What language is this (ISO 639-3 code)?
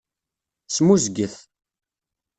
kab